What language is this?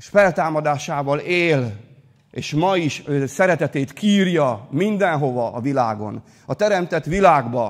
Hungarian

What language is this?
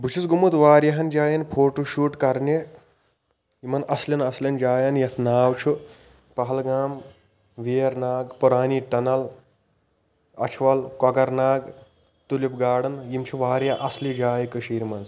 Kashmiri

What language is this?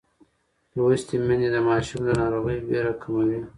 Pashto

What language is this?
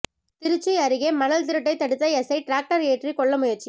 Tamil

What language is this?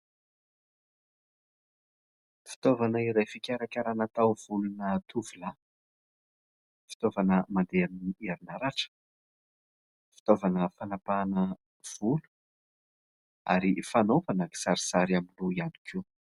Malagasy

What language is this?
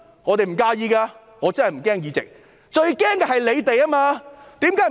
Cantonese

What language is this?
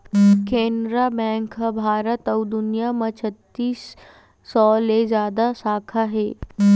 Chhattisgarhi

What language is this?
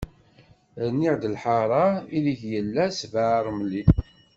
Kabyle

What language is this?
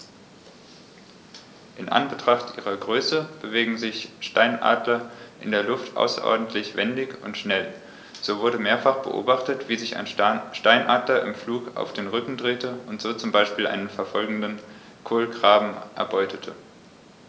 German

